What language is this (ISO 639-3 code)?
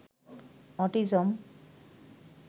ben